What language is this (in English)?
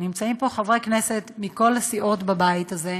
Hebrew